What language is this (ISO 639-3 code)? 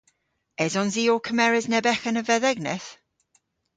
cor